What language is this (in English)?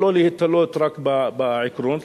Hebrew